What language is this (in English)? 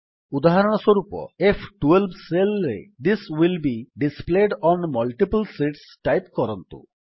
Odia